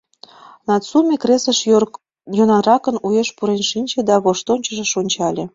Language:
Mari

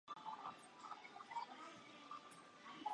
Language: Japanese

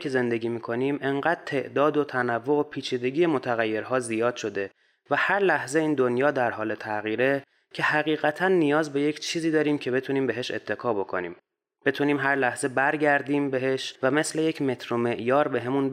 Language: Persian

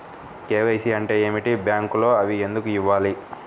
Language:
Telugu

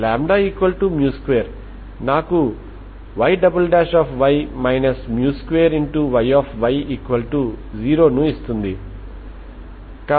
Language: Telugu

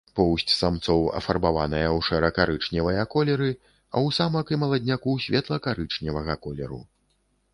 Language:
Belarusian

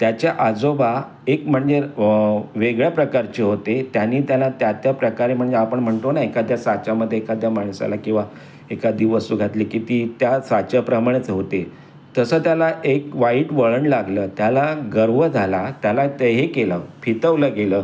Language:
Marathi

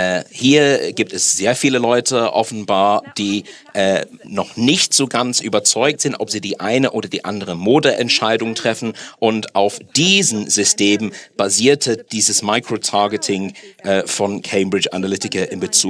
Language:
German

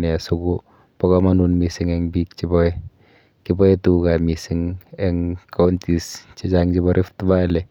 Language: Kalenjin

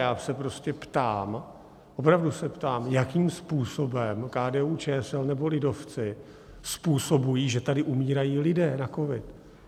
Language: Czech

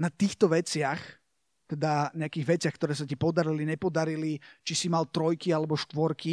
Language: Slovak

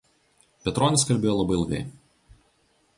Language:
Lithuanian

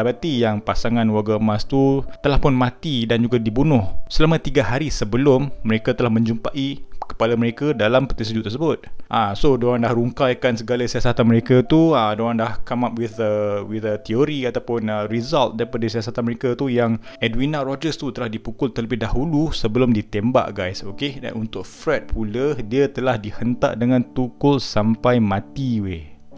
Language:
Malay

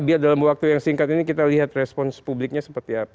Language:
Indonesian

